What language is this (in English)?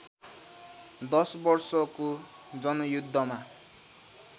Nepali